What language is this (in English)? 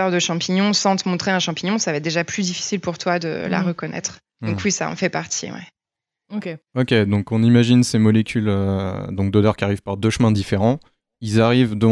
French